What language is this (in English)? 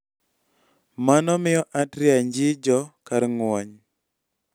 Luo (Kenya and Tanzania)